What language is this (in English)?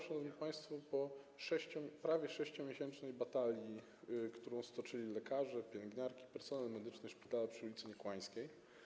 Polish